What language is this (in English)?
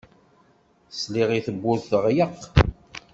Kabyle